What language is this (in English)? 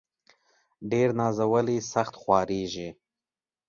Pashto